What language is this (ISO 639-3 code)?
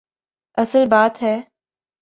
urd